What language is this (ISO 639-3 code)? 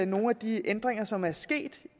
dan